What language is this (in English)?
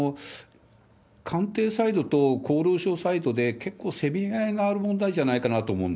Japanese